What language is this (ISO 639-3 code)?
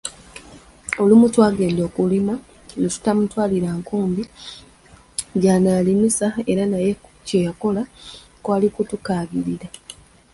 lug